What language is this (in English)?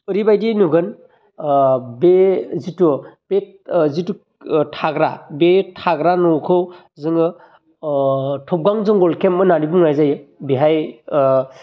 Bodo